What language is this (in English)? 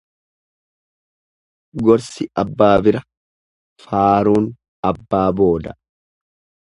Oromo